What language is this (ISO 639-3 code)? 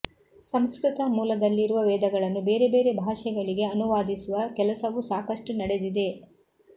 kan